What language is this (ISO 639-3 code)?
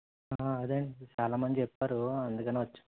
tel